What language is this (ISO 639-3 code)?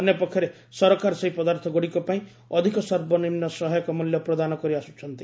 ori